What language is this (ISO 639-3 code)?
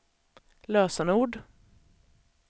swe